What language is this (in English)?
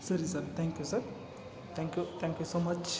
Kannada